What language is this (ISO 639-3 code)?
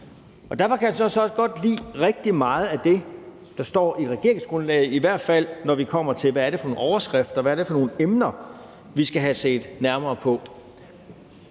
dan